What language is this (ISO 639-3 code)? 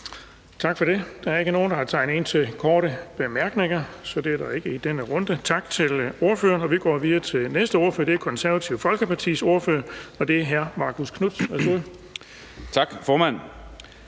dan